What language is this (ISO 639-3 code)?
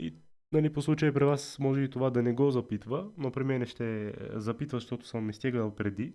bul